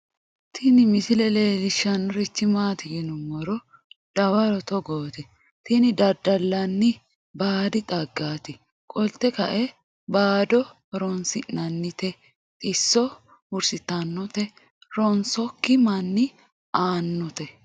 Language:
Sidamo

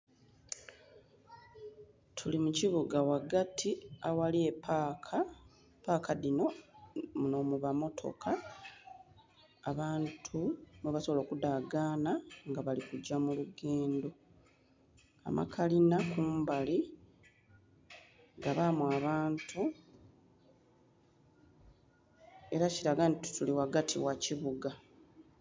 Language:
Soga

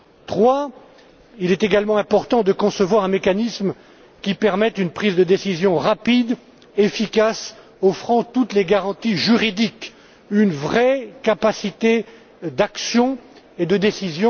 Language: French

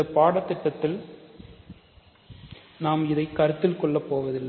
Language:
Tamil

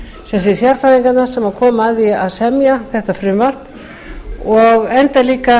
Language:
Icelandic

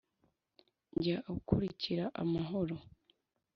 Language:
Kinyarwanda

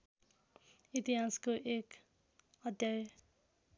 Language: Nepali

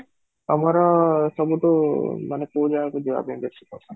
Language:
Odia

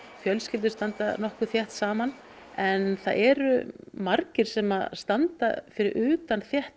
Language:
Icelandic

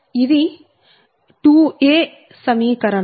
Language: Telugu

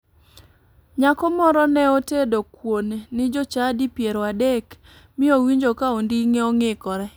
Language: Luo (Kenya and Tanzania)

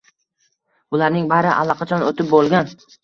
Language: Uzbek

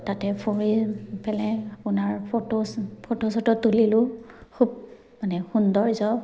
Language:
Assamese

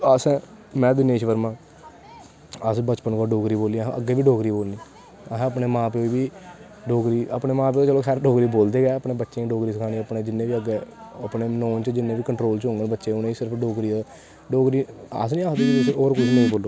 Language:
Dogri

